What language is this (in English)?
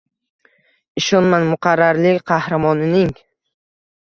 Uzbek